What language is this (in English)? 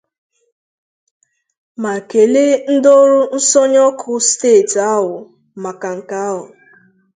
Igbo